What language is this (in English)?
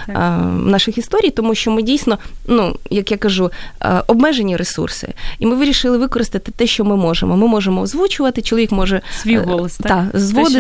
Ukrainian